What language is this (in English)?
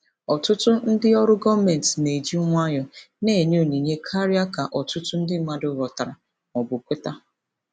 Igbo